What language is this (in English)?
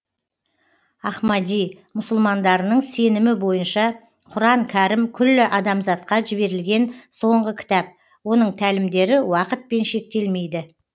Kazakh